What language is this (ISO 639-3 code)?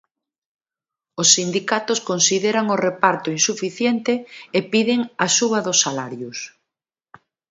glg